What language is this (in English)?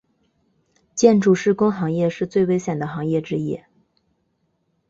Chinese